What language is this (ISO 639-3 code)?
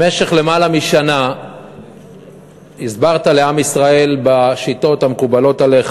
heb